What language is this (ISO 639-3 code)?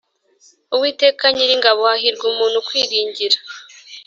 kin